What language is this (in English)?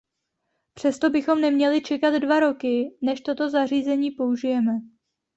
Czech